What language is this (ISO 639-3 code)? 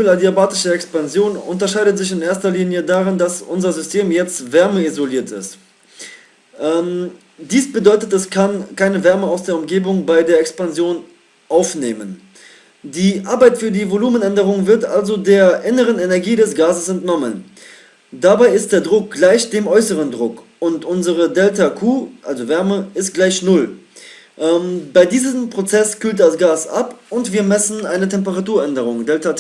deu